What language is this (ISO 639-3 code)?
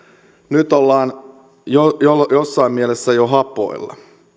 fin